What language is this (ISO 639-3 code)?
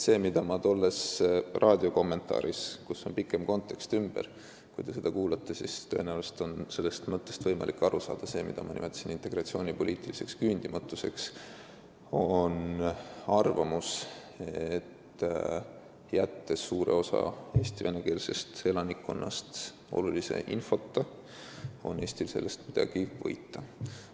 est